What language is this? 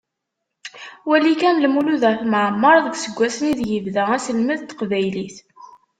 Kabyle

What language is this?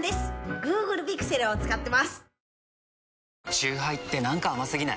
Japanese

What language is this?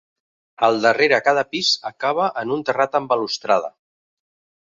Catalan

